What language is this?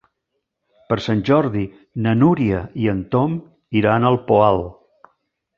Catalan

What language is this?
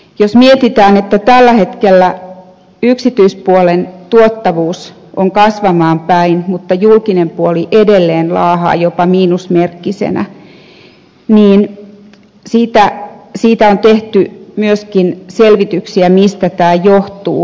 Finnish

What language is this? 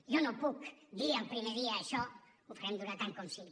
Catalan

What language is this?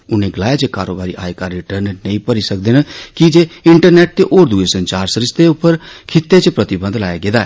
Dogri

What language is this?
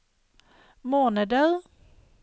Norwegian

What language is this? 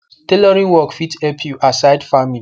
Nigerian Pidgin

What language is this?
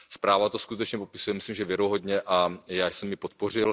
Czech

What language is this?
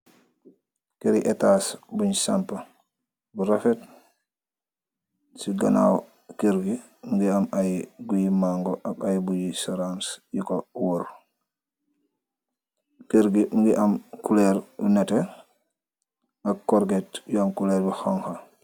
Wolof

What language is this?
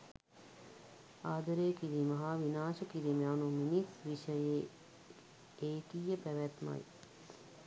Sinhala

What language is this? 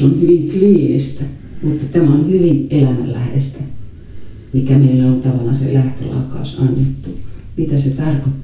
Finnish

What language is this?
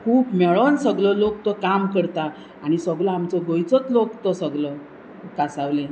Konkani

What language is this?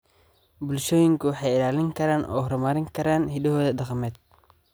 Somali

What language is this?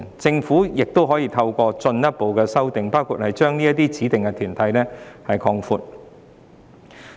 Cantonese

